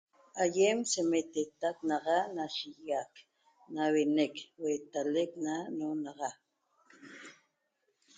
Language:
Toba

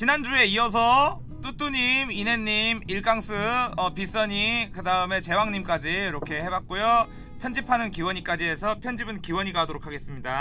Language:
Korean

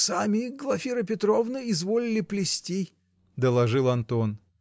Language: Russian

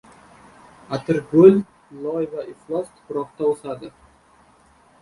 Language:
Uzbek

